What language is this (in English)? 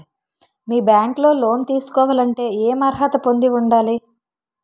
Telugu